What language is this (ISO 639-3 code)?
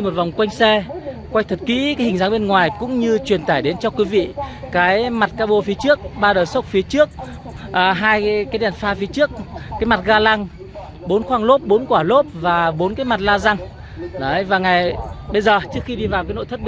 vie